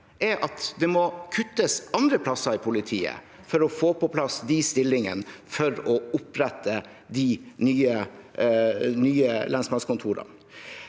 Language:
Norwegian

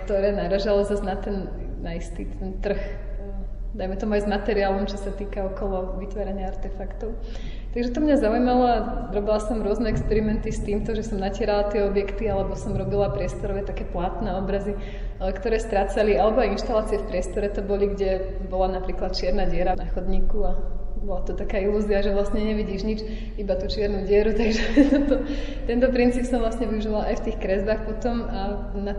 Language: Czech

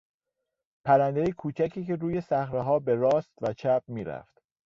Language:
Persian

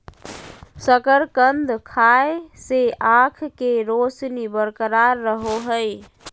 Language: Magahi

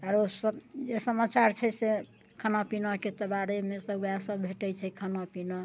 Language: Maithili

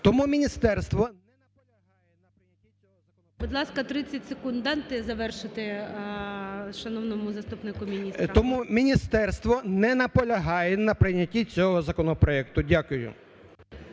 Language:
Ukrainian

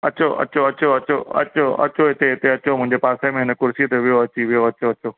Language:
Sindhi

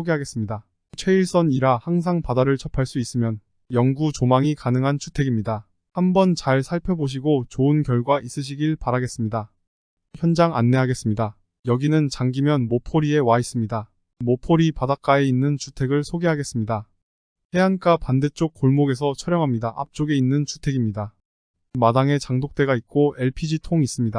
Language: Korean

